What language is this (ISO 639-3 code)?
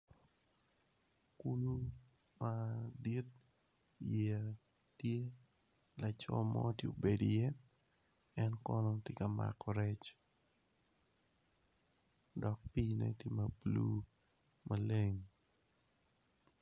ach